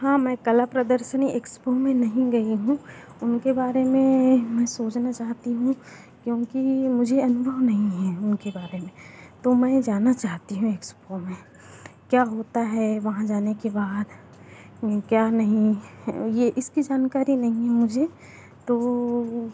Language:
Hindi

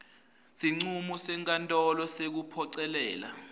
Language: Swati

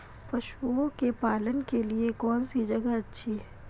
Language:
Hindi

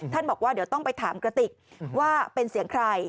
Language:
Thai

